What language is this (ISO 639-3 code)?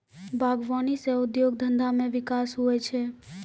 mai